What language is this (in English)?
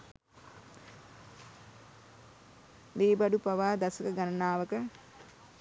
Sinhala